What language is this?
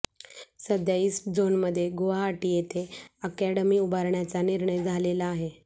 Marathi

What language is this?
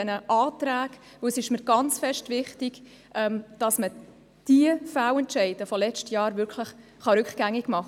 Swiss German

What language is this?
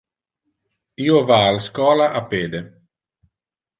Interlingua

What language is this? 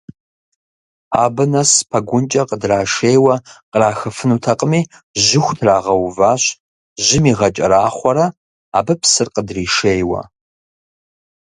Kabardian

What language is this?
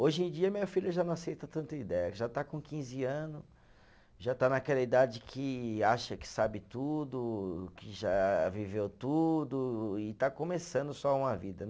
Portuguese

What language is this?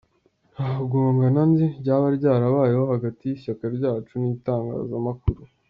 Kinyarwanda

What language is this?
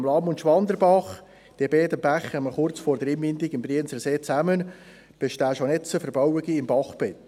Swiss German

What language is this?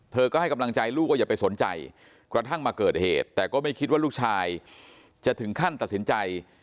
Thai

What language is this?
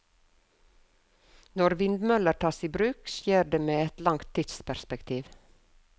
Norwegian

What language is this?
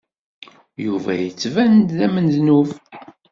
Kabyle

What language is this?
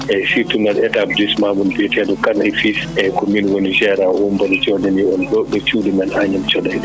Fula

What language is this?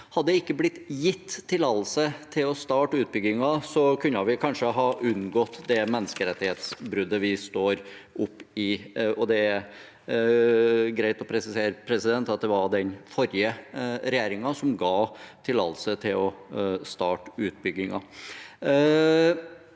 Norwegian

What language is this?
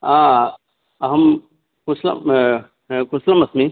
Sanskrit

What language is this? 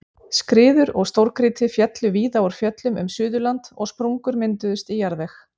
Icelandic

